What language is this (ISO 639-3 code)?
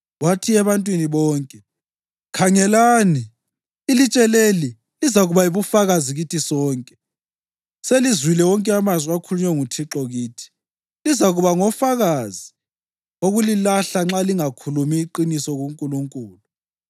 nde